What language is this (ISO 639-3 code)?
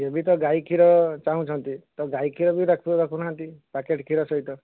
ori